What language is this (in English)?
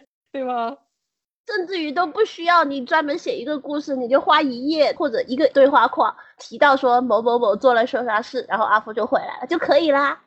Chinese